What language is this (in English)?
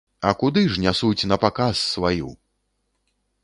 Belarusian